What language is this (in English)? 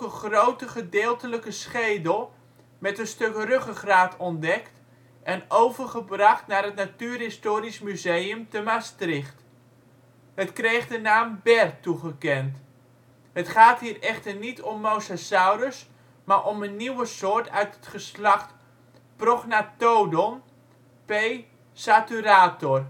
Dutch